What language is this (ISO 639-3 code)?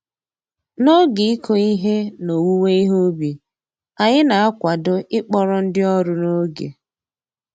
ibo